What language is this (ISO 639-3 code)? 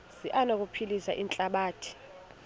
xho